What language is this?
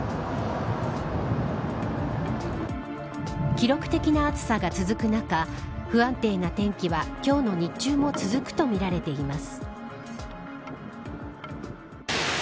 Japanese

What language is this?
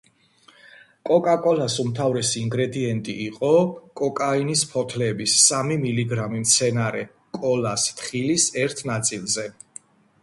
Georgian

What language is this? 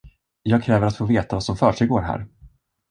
Swedish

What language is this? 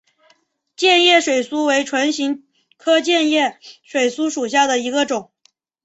Chinese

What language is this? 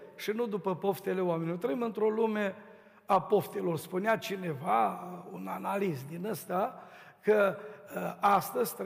Romanian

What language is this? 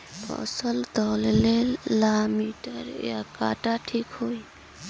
Bhojpuri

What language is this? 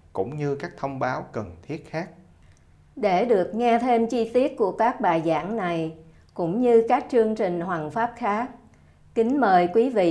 Vietnamese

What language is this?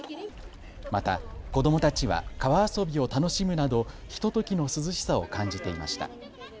Japanese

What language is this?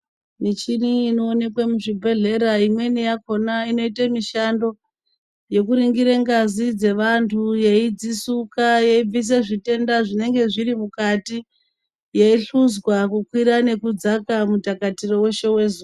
Ndau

